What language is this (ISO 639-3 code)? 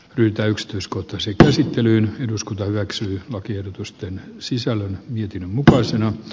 fin